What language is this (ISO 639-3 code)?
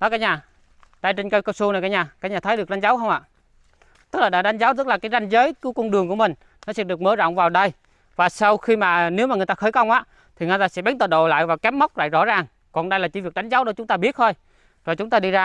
vie